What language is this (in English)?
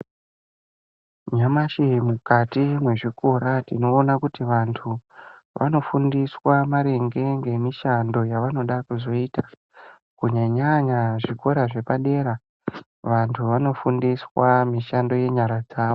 Ndau